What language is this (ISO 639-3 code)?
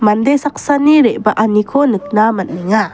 grt